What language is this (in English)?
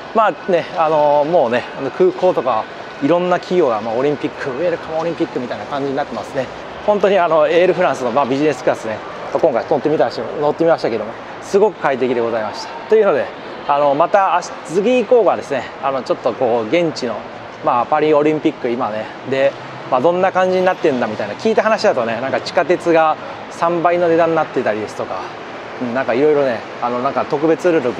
Japanese